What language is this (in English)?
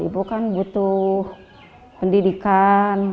Indonesian